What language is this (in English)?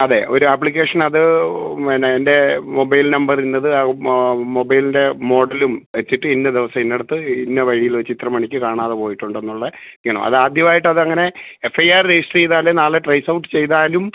Malayalam